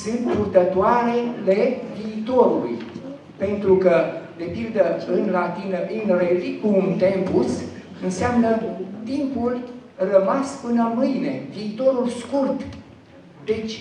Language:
Romanian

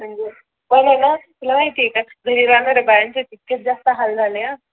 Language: Marathi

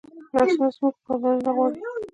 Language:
Pashto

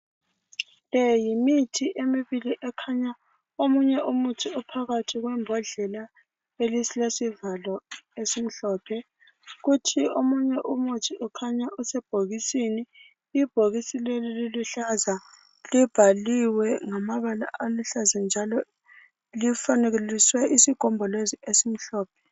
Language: North Ndebele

